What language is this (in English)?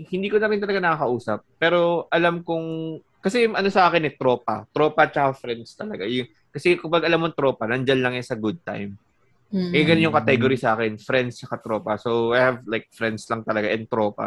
Filipino